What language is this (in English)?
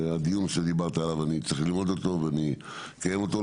Hebrew